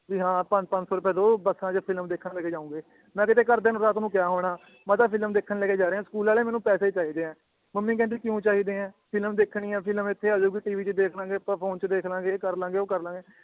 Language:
Punjabi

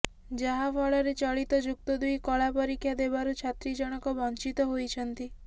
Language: Odia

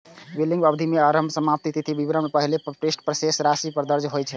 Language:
Maithili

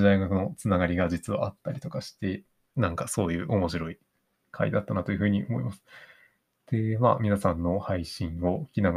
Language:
Japanese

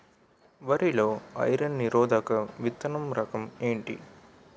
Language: Telugu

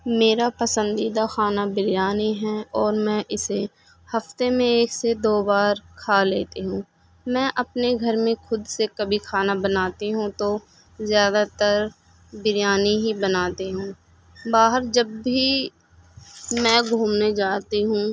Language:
Urdu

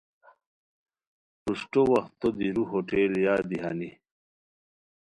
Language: Khowar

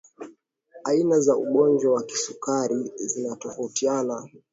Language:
Swahili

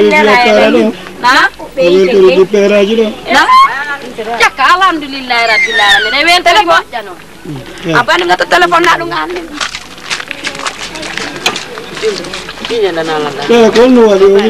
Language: Indonesian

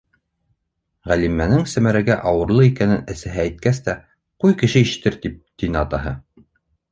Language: Bashkir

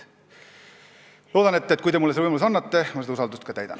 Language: Estonian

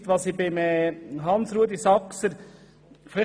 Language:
Swiss German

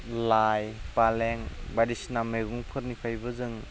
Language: Bodo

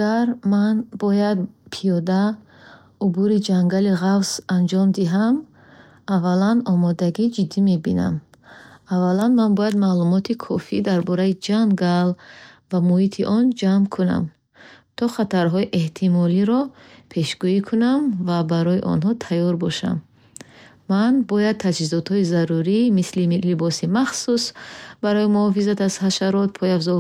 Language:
Bukharic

